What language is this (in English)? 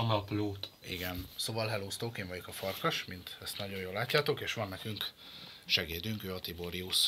Hungarian